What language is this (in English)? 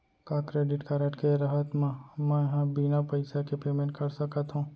Chhattisgarhi